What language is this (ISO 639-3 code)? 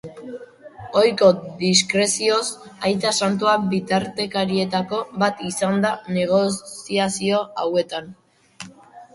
eus